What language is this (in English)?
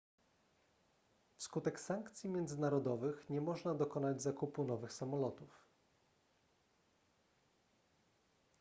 Polish